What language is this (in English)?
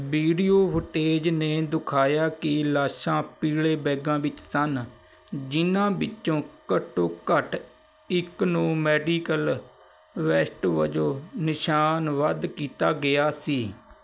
Punjabi